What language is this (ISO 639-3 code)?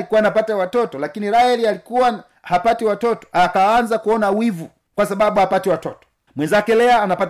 swa